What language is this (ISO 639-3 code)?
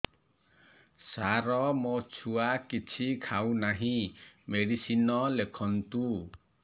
ori